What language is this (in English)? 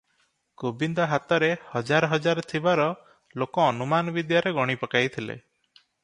Odia